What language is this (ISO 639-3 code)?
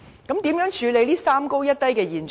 yue